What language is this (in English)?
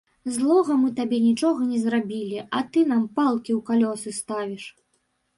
Belarusian